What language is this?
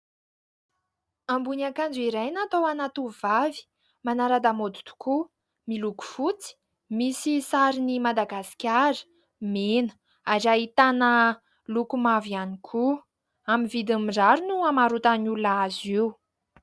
Malagasy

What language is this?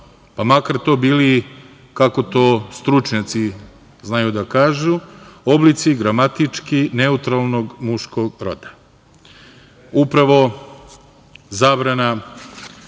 Serbian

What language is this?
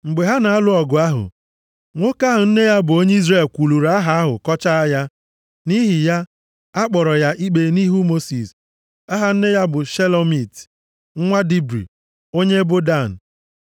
Igbo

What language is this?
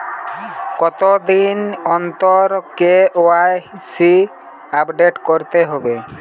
Bangla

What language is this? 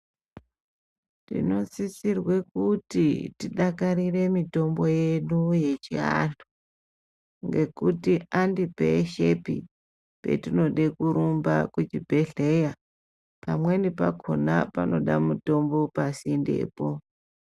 Ndau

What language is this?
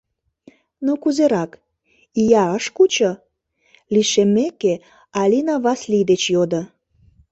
Mari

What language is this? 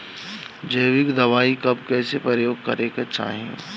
Bhojpuri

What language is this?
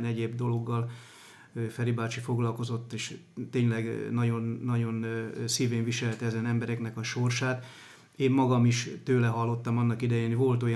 Hungarian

